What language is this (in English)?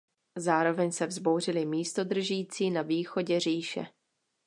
Czech